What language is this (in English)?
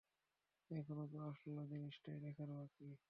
Bangla